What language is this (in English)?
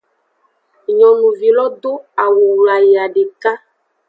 Aja (Benin)